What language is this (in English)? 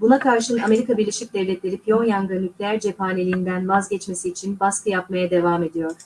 Turkish